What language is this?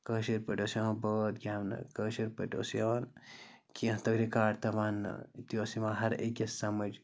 Kashmiri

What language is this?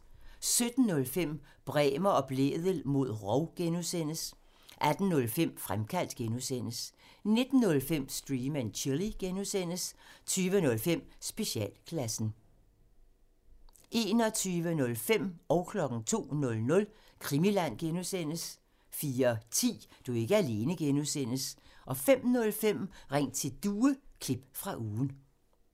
Danish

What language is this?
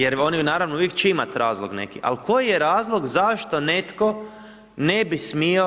Croatian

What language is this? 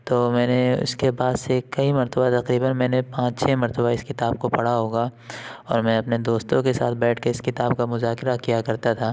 Urdu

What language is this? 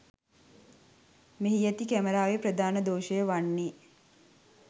Sinhala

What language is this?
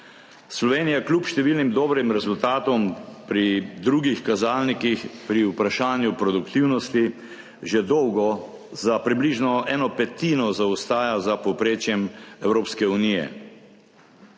Slovenian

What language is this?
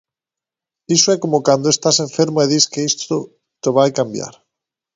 Galician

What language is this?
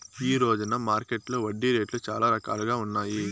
Telugu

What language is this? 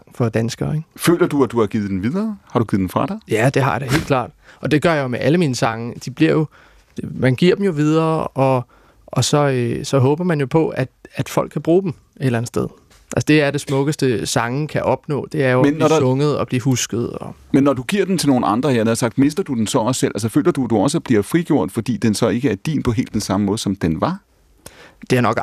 Danish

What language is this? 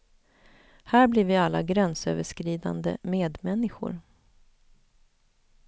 Swedish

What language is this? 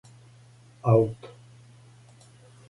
Serbian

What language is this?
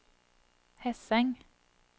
Norwegian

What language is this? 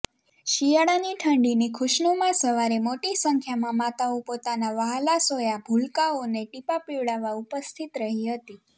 Gujarati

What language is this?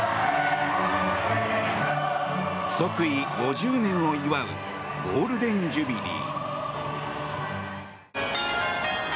Japanese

